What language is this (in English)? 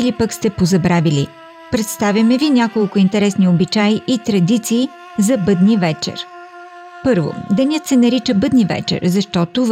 Bulgarian